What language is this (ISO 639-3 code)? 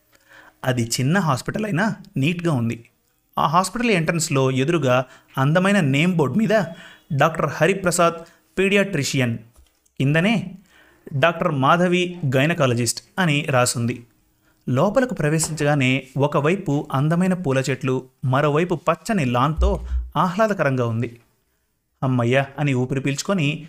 tel